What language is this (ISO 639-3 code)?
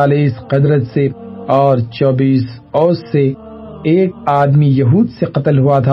urd